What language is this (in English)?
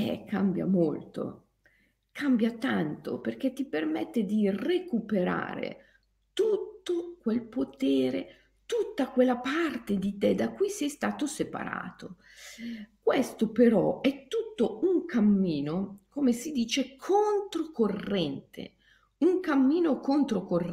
Italian